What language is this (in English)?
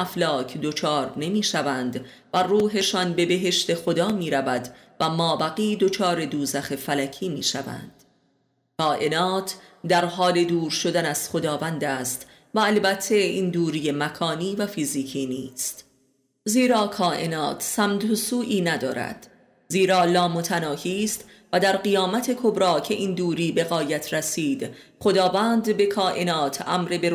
Persian